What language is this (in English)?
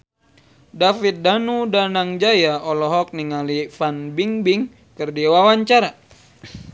Sundanese